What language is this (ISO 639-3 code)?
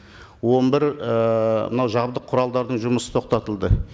kaz